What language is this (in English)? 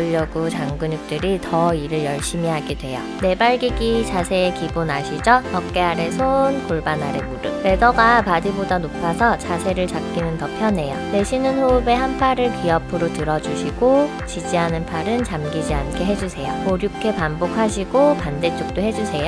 Korean